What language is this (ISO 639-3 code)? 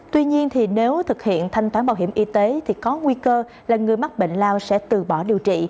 vie